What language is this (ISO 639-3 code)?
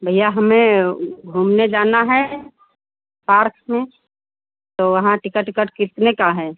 hin